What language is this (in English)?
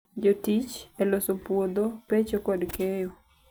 Luo (Kenya and Tanzania)